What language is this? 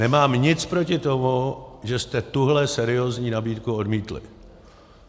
Czech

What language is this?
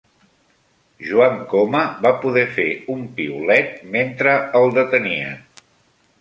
Catalan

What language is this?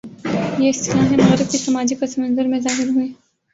Urdu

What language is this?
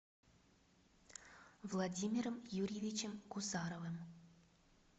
Russian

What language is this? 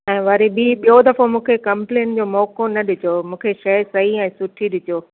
Sindhi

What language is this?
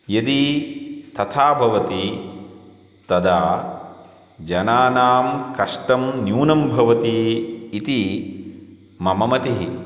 Sanskrit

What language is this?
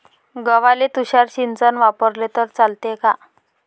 Marathi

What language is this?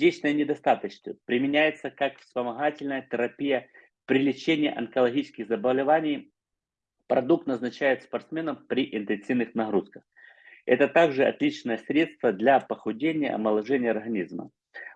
Russian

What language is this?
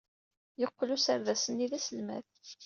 Kabyle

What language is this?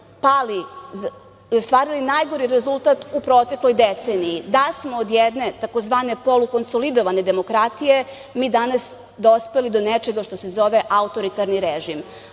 Serbian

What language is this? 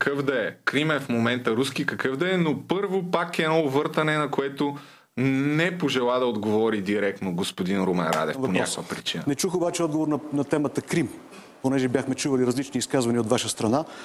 Bulgarian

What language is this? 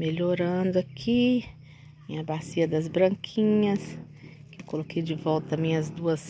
Portuguese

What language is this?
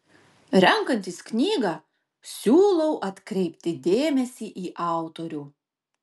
Lithuanian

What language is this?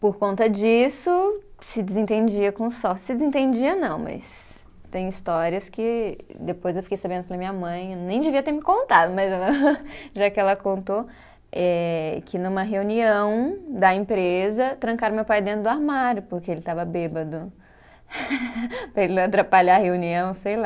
Portuguese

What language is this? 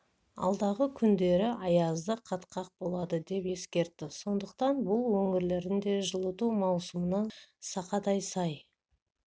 Kazakh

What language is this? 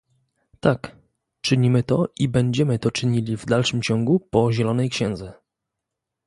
Polish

